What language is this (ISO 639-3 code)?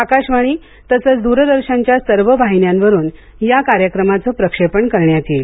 mar